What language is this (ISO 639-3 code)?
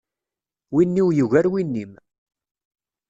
kab